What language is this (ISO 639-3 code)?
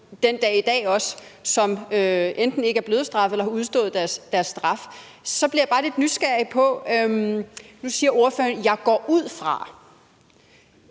dan